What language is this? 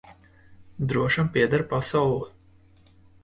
Latvian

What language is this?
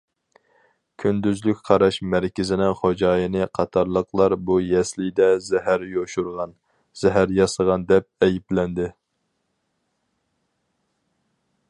Uyghur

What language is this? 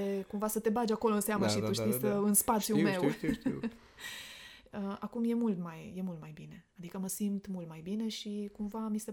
Romanian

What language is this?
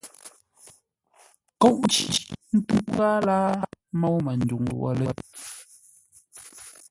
Ngombale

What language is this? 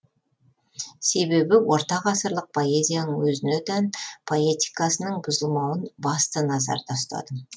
Kazakh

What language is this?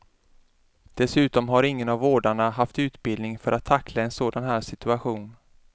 Swedish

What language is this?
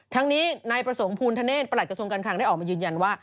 Thai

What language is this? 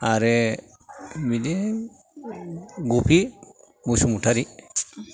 Bodo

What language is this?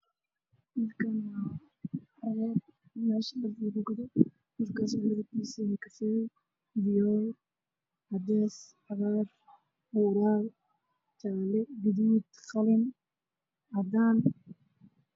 Somali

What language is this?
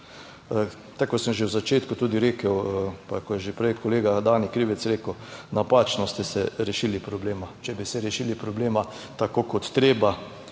Slovenian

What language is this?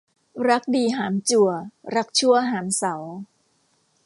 Thai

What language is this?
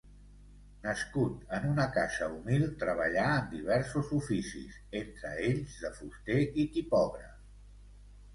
Catalan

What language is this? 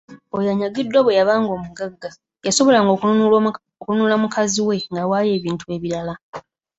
Ganda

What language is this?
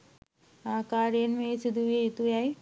Sinhala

